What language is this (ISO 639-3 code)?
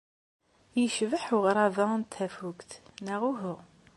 kab